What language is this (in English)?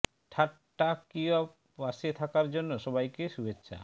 Bangla